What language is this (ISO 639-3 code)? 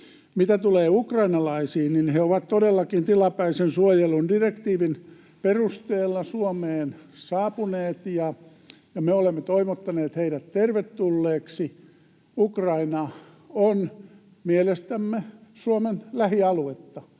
fin